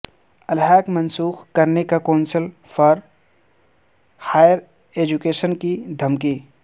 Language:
Urdu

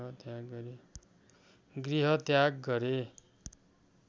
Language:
Nepali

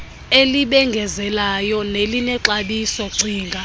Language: Xhosa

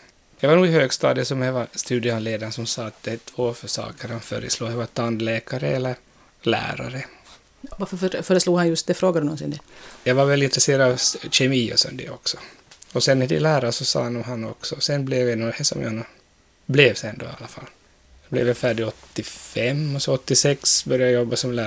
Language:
Swedish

